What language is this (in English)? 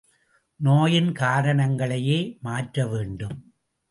Tamil